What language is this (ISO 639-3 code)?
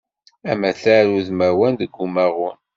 kab